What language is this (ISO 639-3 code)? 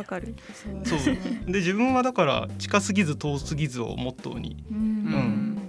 jpn